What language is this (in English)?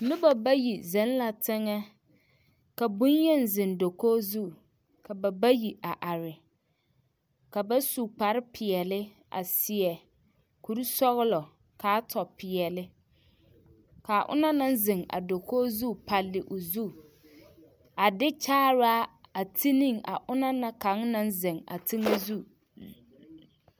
Southern Dagaare